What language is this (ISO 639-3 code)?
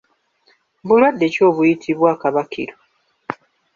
lug